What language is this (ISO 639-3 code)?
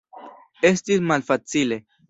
epo